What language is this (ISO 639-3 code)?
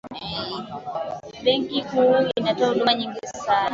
swa